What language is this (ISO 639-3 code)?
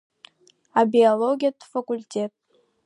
abk